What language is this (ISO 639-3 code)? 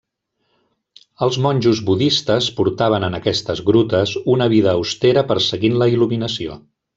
cat